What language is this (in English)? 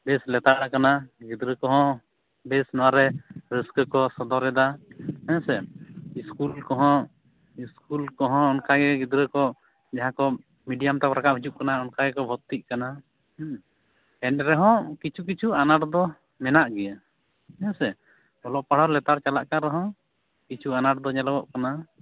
Santali